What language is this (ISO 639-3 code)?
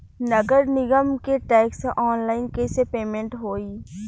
bho